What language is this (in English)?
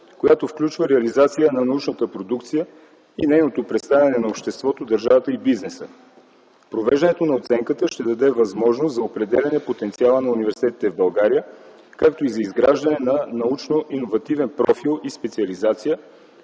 Bulgarian